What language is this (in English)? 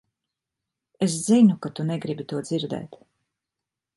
Latvian